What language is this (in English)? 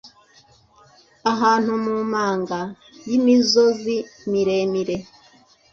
Kinyarwanda